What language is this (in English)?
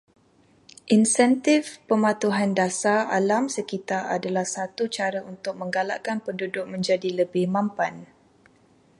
Malay